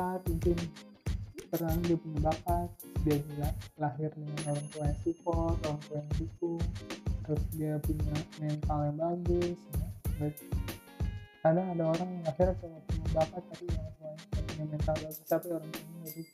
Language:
Indonesian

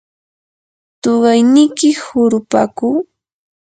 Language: Yanahuanca Pasco Quechua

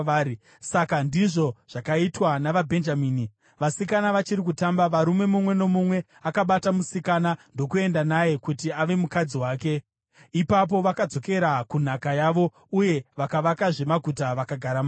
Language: Shona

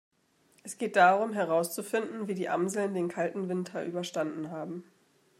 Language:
German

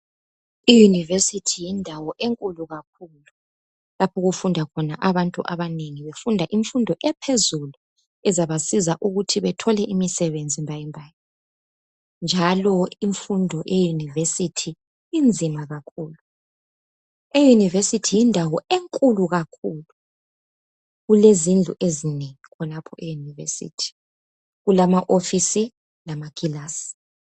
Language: North Ndebele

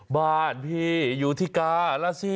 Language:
Thai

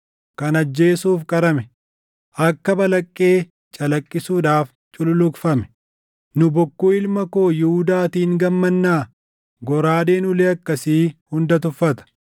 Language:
Oromo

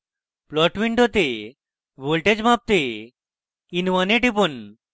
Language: Bangla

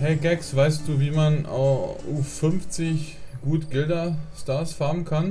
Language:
German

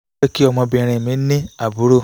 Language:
Yoruba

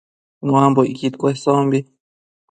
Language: Matsés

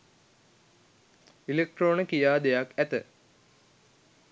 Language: Sinhala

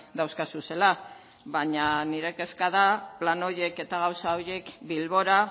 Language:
Basque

